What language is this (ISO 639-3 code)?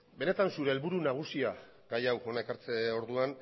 eus